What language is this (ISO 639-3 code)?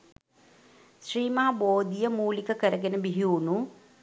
sin